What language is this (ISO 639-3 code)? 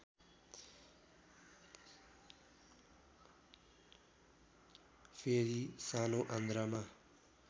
nep